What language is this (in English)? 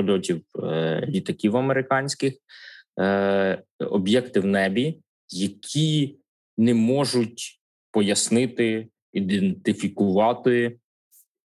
Ukrainian